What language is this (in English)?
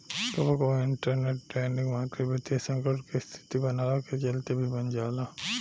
Bhojpuri